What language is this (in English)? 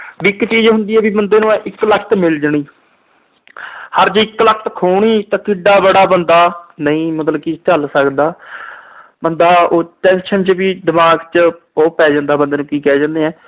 Punjabi